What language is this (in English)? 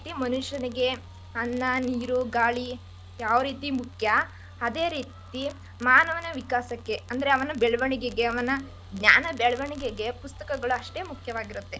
Kannada